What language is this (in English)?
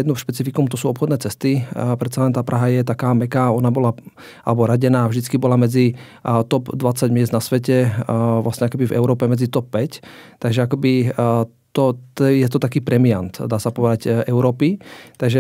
Slovak